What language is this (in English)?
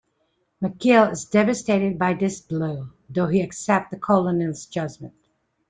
English